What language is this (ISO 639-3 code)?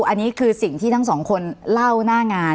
tha